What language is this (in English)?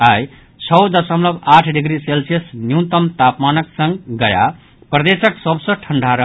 Maithili